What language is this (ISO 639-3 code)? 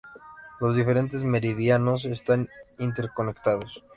spa